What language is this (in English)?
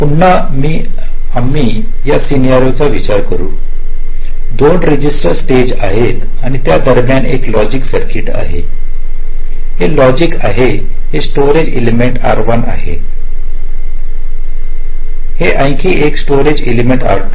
Marathi